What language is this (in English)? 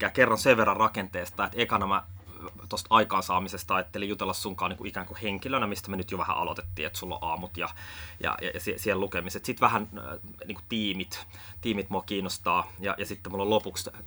Finnish